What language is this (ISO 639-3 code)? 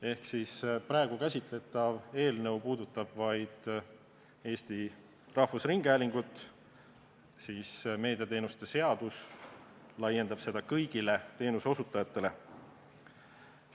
est